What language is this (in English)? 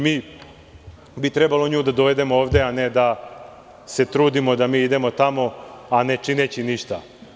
Serbian